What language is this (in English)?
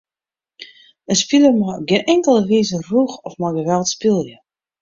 Western Frisian